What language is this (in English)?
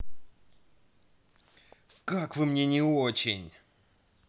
Russian